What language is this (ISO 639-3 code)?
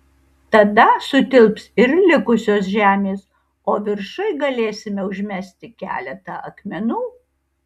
lit